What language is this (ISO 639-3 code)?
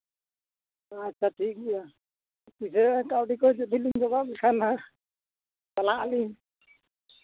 sat